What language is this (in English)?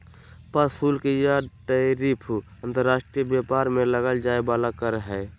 Magahi